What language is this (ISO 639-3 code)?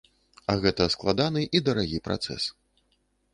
bel